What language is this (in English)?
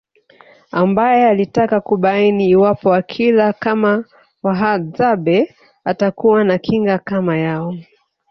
Swahili